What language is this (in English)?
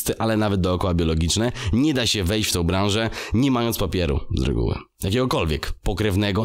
Polish